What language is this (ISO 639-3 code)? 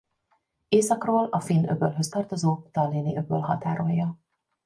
hun